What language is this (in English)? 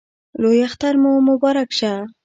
Pashto